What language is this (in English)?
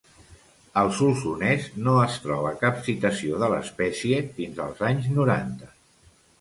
Catalan